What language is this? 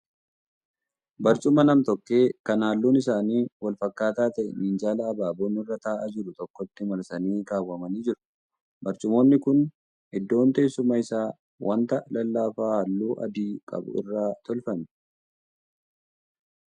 Oromo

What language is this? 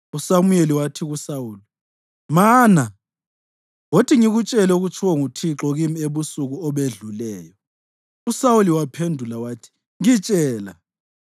North Ndebele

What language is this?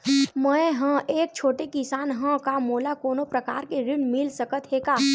Chhattisgarhi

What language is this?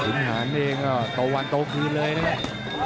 Thai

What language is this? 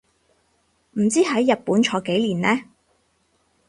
Cantonese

